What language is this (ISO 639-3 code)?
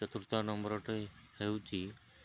ori